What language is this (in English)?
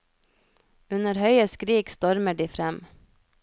Norwegian